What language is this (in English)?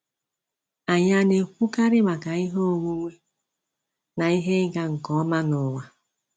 Igbo